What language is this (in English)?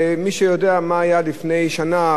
Hebrew